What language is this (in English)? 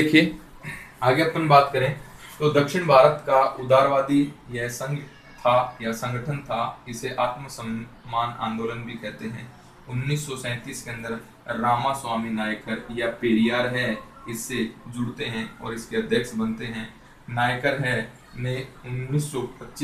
Hindi